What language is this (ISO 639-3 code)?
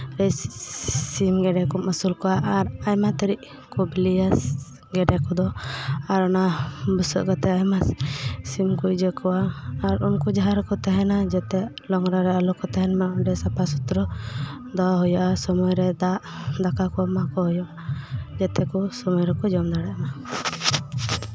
sat